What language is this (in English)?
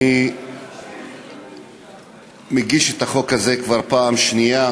Hebrew